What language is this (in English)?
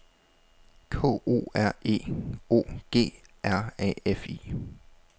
Danish